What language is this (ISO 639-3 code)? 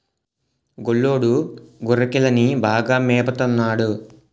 tel